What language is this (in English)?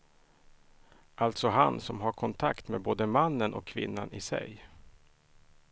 Swedish